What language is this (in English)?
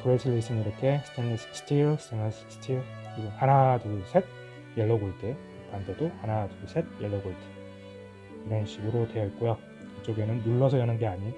Korean